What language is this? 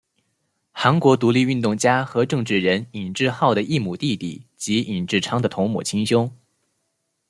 Chinese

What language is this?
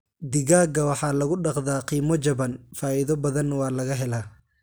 Somali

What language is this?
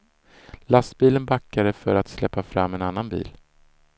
Swedish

